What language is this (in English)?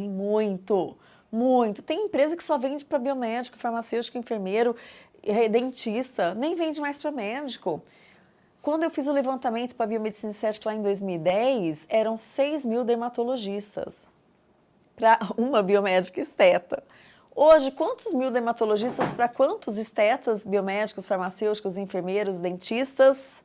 Portuguese